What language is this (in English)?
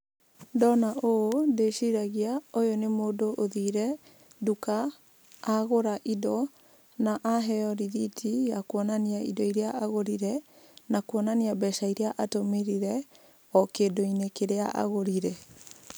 Kikuyu